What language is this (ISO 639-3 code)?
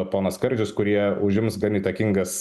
lit